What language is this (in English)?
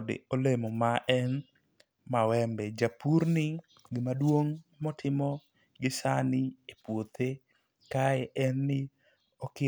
Luo (Kenya and Tanzania)